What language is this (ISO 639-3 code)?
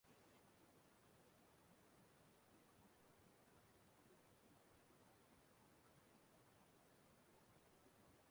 ibo